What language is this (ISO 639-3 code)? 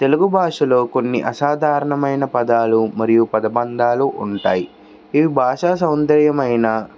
tel